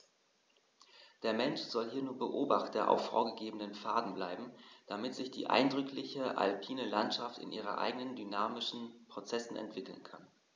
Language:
German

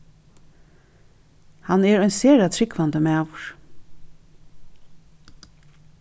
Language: Faroese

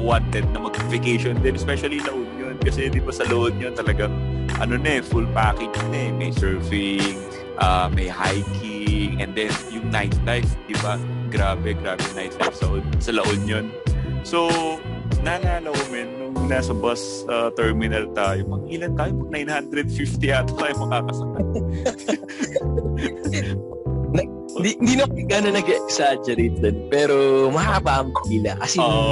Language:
Filipino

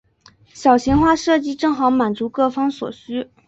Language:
Chinese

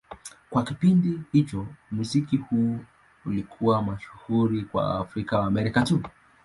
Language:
Swahili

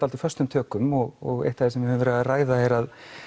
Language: Icelandic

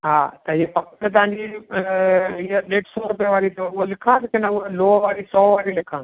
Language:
Sindhi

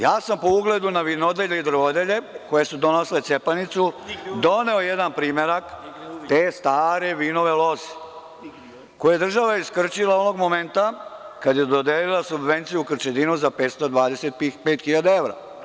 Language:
Serbian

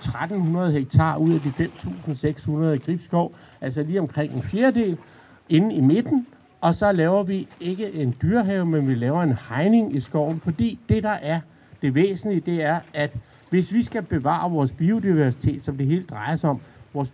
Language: Danish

